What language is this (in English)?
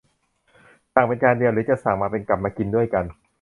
Thai